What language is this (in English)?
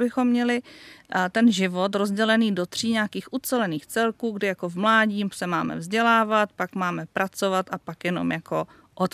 Czech